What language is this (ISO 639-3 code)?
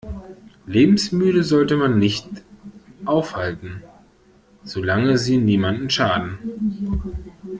deu